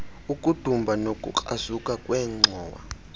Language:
Xhosa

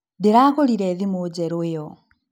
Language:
Kikuyu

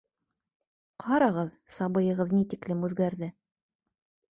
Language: Bashkir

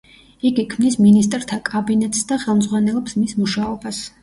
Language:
Georgian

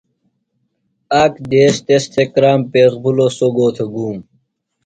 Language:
Phalura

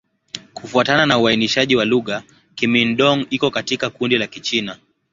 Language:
Swahili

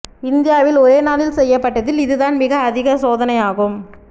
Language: Tamil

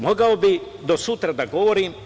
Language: Serbian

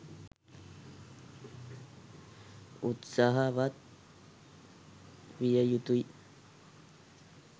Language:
Sinhala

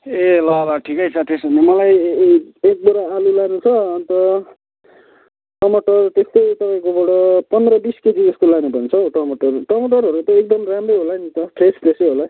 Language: Nepali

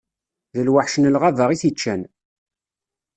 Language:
Kabyle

